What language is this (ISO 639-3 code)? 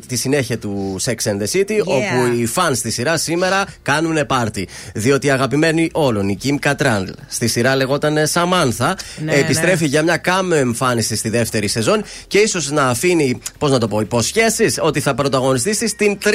ell